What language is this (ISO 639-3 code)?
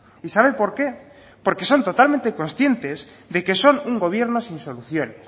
spa